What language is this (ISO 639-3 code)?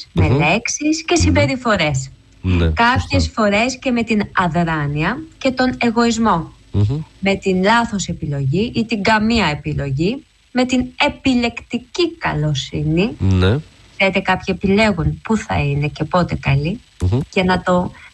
ell